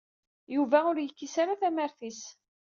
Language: Kabyle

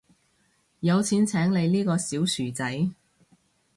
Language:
Cantonese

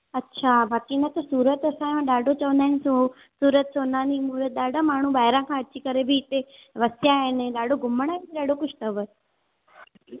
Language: Sindhi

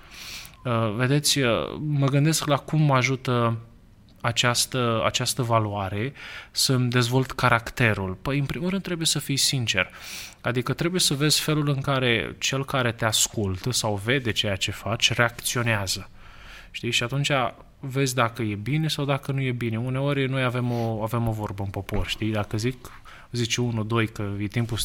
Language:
Romanian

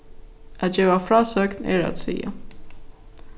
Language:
Faroese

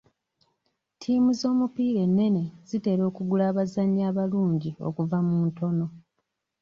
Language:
Ganda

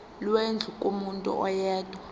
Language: Zulu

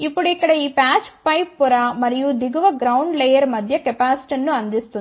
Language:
Telugu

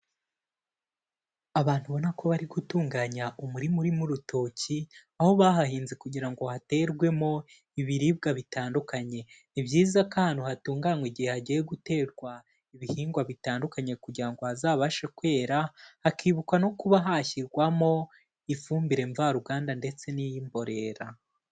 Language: Kinyarwanda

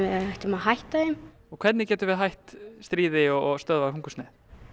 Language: Icelandic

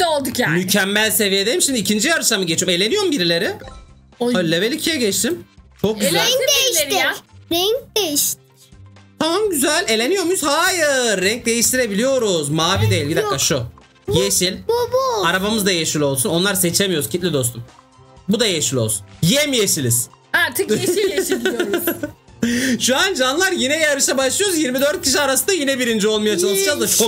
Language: Turkish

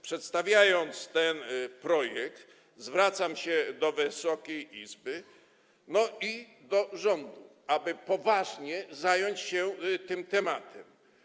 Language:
Polish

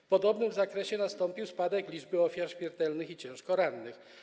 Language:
Polish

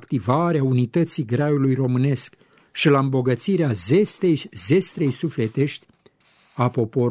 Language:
Romanian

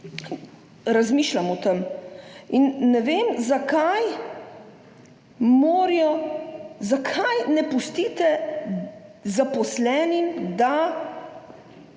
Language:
Slovenian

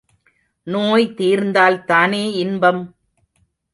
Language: Tamil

